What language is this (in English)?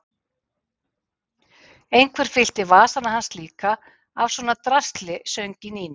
Icelandic